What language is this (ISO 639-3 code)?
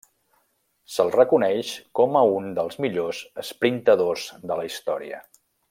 cat